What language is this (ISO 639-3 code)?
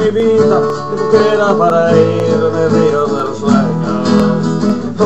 ita